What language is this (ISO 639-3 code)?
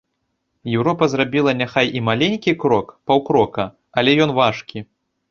bel